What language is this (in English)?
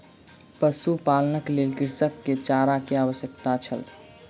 Maithili